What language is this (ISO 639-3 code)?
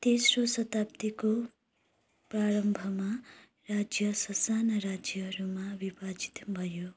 nep